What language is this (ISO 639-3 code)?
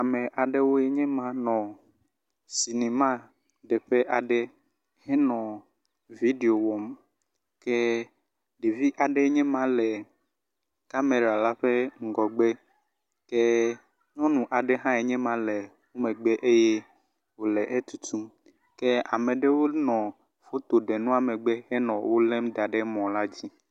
ewe